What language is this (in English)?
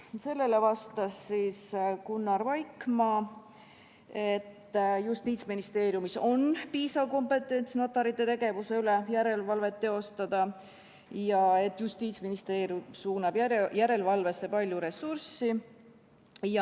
Estonian